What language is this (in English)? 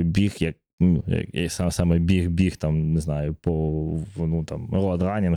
Ukrainian